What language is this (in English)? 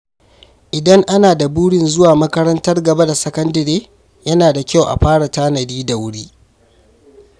Hausa